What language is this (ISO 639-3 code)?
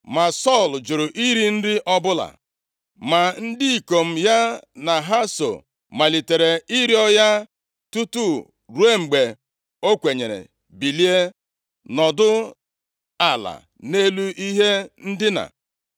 ibo